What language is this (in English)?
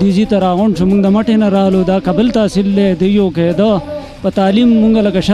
Arabic